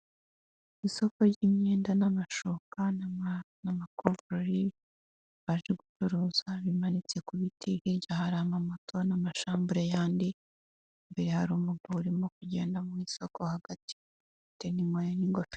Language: Kinyarwanda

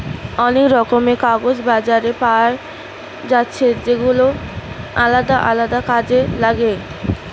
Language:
Bangla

